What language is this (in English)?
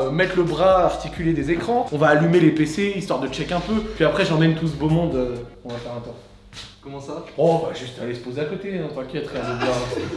French